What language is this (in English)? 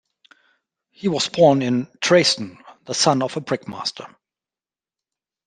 English